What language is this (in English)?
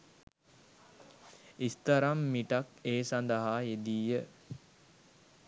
Sinhala